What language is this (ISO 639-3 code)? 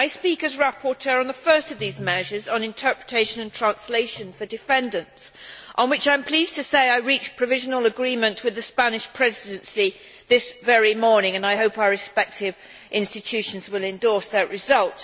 eng